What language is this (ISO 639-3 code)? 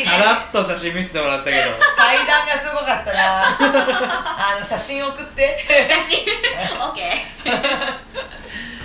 jpn